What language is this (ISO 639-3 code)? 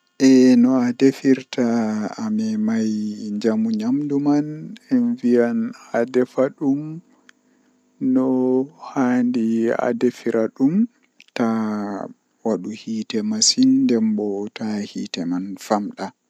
fuh